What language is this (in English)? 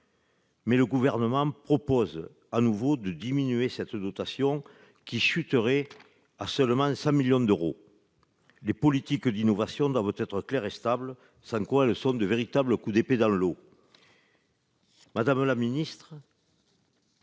French